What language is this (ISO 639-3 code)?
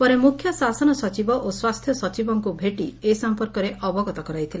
ori